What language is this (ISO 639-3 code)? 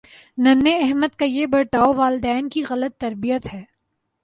urd